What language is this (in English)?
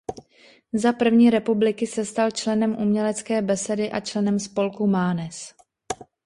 Czech